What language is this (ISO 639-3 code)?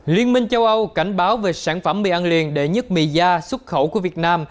vie